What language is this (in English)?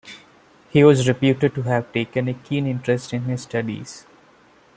English